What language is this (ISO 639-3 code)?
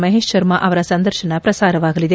kan